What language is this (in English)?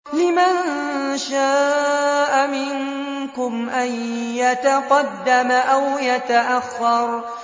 Arabic